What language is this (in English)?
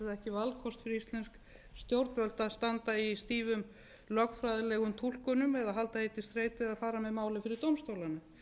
Icelandic